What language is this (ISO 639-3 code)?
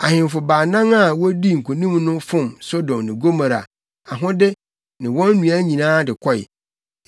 aka